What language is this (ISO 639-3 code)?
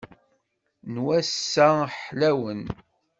kab